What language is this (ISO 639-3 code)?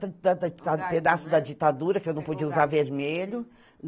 por